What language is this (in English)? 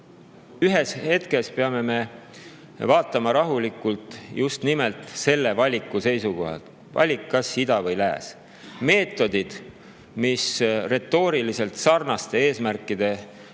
Estonian